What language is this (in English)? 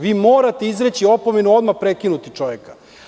Serbian